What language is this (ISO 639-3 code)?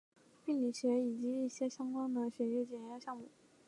zho